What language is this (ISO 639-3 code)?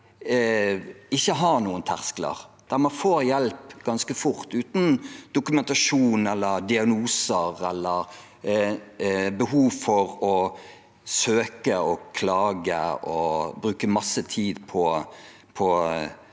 nor